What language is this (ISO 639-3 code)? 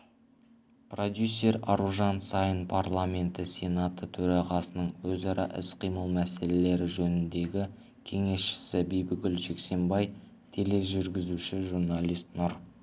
kaz